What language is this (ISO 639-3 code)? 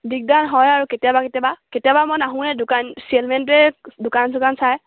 asm